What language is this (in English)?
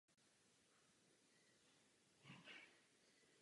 Czech